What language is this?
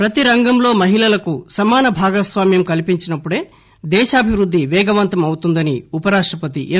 Telugu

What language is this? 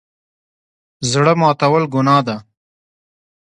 Pashto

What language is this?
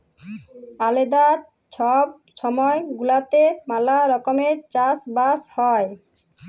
Bangla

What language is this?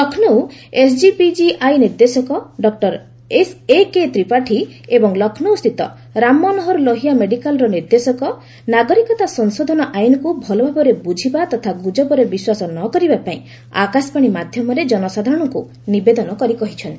Odia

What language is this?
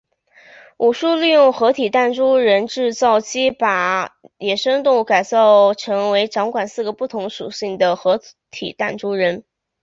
Chinese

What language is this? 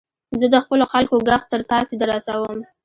Pashto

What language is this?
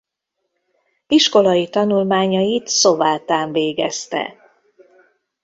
Hungarian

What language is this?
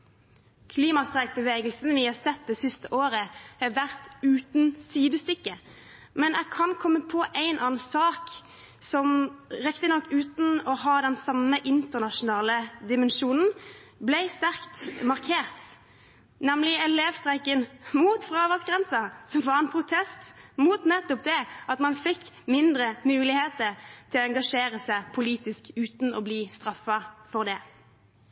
Norwegian Bokmål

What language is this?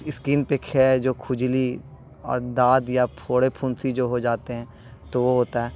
Urdu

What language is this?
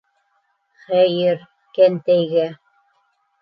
Bashkir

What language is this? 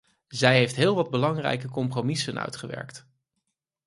Dutch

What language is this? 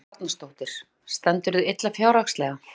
Icelandic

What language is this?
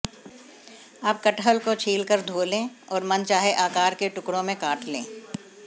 Hindi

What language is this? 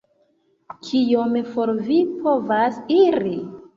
Esperanto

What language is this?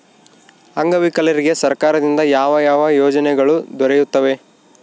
Kannada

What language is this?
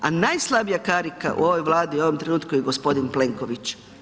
Croatian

